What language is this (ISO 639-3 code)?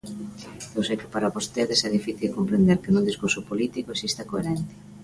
glg